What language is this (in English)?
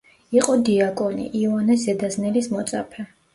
Georgian